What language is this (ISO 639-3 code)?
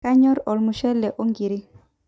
mas